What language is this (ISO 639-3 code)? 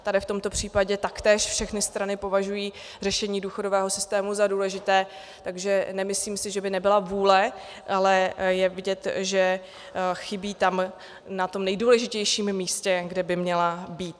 ces